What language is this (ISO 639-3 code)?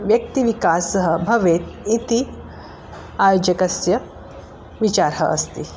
san